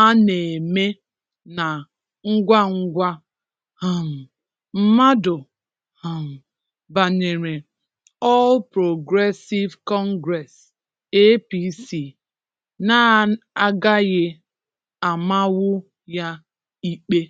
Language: Igbo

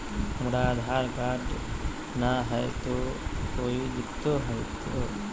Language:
Magahi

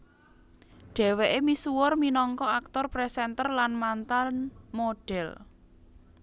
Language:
Javanese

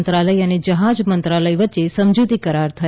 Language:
Gujarati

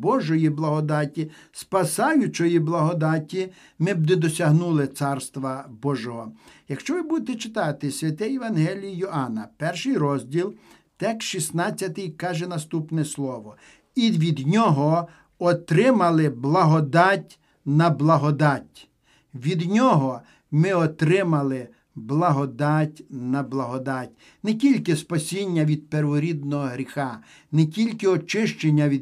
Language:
Ukrainian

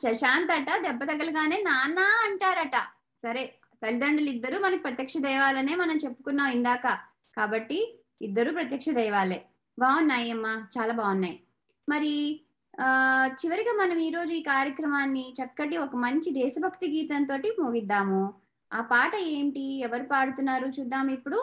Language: Telugu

